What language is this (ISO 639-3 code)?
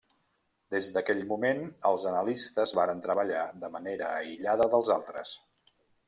cat